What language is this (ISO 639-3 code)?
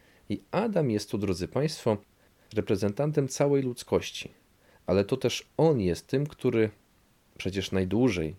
pol